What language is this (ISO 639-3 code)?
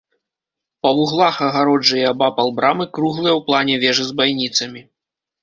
bel